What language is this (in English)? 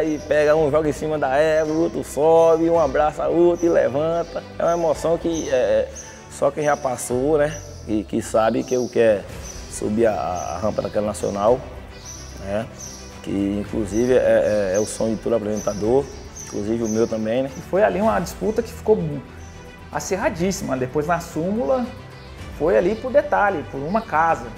Portuguese